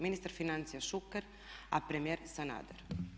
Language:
Croatian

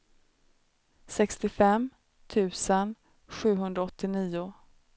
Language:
Swedish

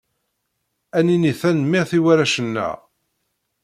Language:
Kabyle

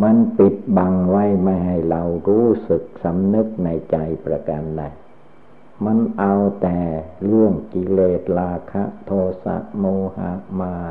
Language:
Thai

